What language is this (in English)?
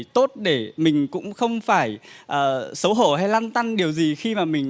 Vietnamese